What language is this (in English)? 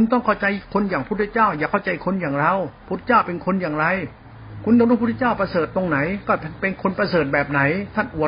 Thai